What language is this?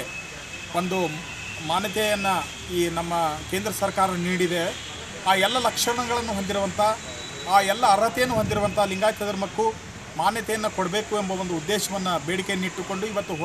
Kannada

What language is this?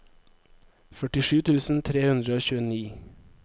Norwegian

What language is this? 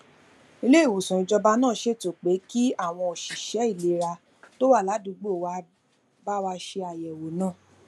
Yoruba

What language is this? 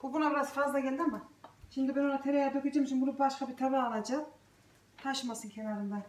Turkish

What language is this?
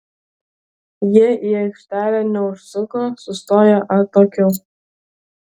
Lithuanian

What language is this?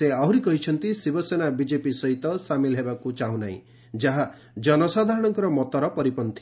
Odia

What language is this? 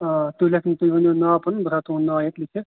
Kashmiri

